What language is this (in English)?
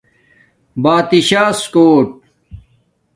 Domaaki